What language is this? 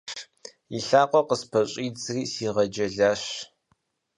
Kabardian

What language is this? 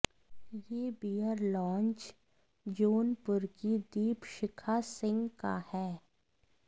Hindi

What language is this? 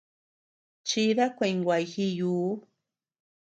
Tepeuxila Cuicatec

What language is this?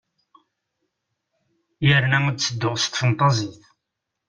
Kabyle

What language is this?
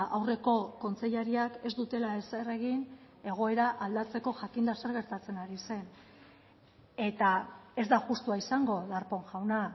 Basque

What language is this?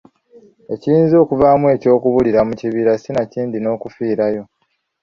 Ganda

